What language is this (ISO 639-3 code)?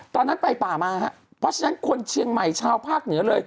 tha